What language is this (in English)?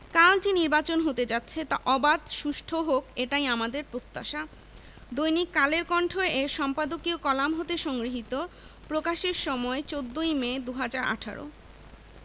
Bangla